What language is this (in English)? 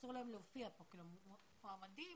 Hebrew